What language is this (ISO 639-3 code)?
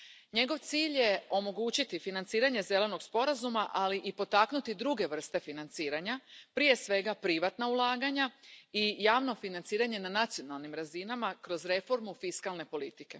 hrv